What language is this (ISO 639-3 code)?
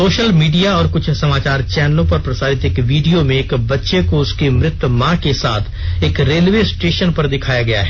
hin